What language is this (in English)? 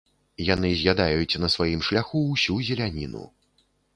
Belarusian